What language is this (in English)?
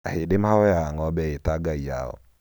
Kikuyu